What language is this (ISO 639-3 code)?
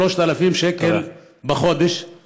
heb